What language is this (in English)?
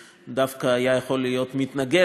Hebrew